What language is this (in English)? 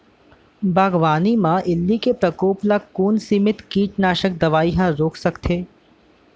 Chhattisgarhi